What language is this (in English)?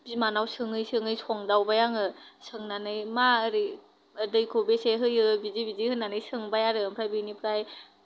Bodo